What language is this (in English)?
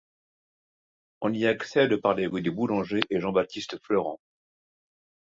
French